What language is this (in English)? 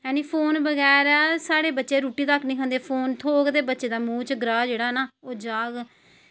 Dogri